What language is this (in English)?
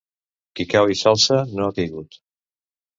Catalan